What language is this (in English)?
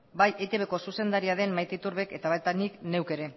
Basque